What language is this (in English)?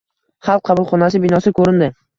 Uzbek